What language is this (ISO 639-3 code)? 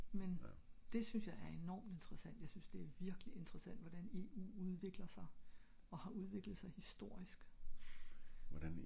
dan